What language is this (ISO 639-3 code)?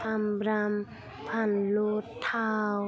brx